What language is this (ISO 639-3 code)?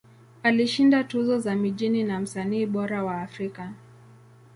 swa